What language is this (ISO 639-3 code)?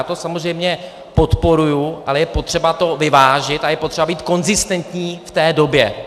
ces